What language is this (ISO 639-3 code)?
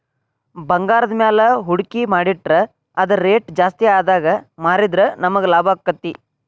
kan